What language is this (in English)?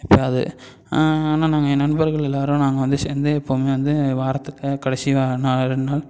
Tamil